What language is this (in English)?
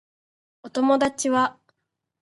Japanese